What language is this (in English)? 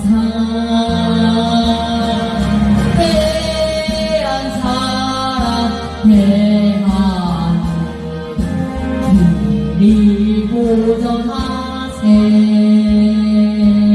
Korean